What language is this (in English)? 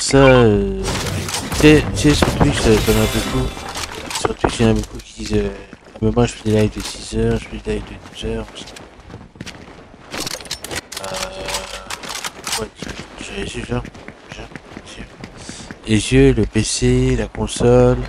French